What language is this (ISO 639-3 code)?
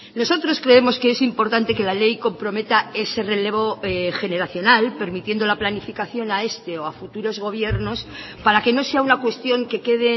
spa